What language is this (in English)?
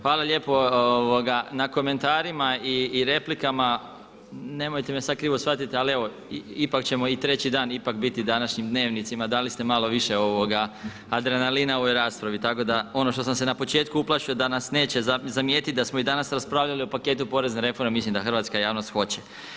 Croatian